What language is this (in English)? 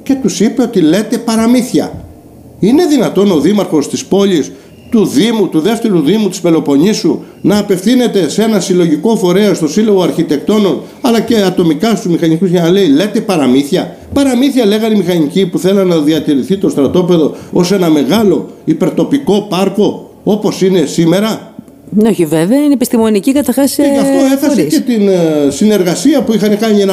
Greek